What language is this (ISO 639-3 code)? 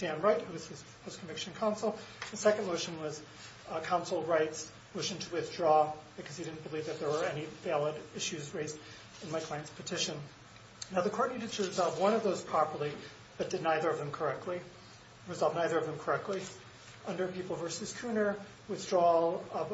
eng